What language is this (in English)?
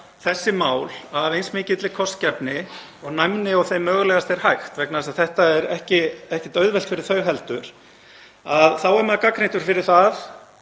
Icelandic